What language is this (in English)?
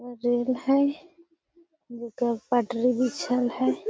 Magahi